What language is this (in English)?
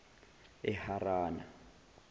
Zulu